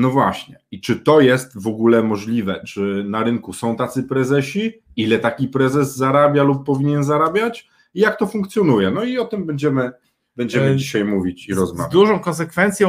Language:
Polish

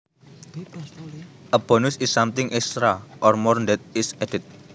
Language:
Javanese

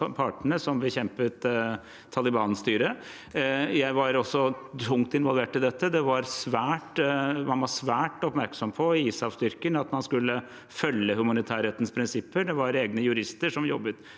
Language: Norwegian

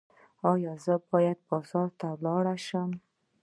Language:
Pashto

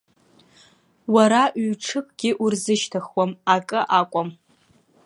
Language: Abkhazian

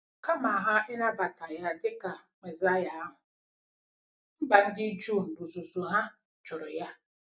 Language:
Igbo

